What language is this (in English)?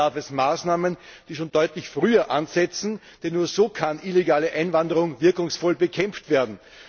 German